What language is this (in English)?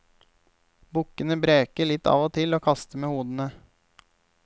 Norwegian